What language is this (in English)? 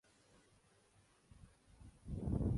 Urdu